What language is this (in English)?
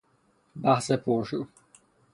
Persian